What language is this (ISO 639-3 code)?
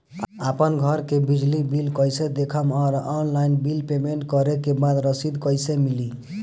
bho